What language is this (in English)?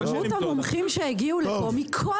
Hebrew